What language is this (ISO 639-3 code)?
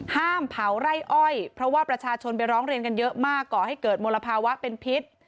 tha